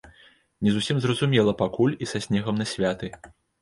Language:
Belarusian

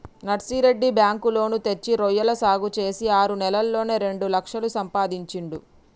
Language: Telugu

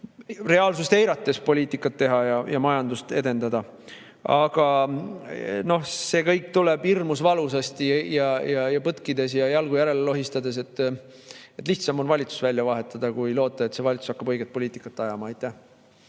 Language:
Estonian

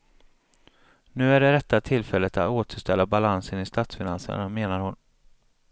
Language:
Swedish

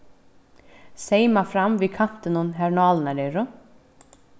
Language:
Faroese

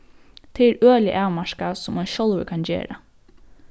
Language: Faroese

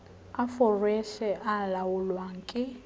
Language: Southern Sotho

